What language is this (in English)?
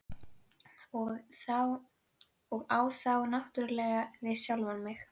Icelandic